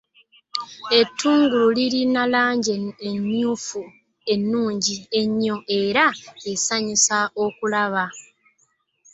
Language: Ganda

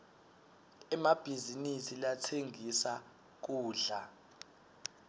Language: Swati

